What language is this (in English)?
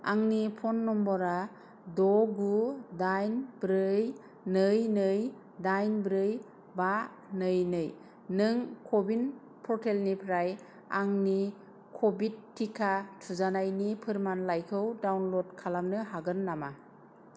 Bodo